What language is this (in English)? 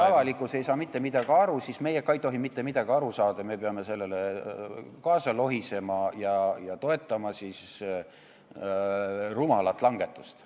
Estonian